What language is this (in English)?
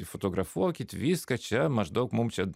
Lithuanian